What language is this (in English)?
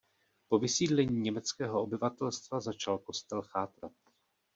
Czech